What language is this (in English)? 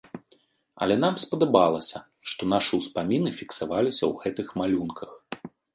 Belarusian